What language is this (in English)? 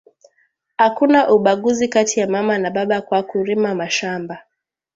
Swahili